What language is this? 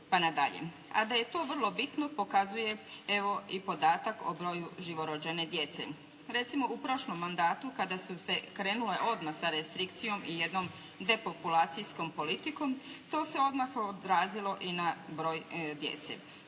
Croatian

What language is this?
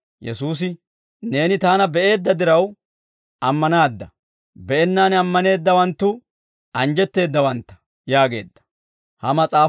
Dawro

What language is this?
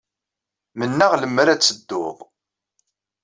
Kabyle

